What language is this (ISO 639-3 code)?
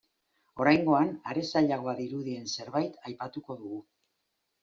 eus